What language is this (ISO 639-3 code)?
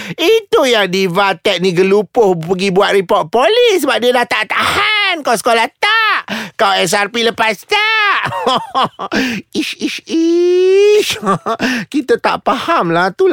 msa